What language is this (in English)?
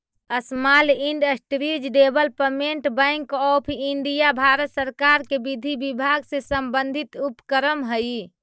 Magahi